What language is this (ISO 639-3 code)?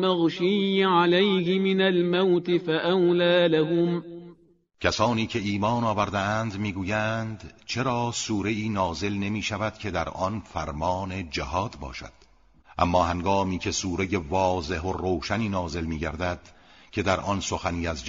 fas